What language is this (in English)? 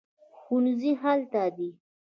Pashto